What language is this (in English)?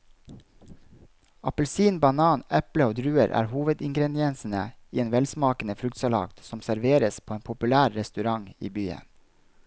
Norwegian